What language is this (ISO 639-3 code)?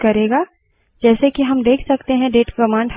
hin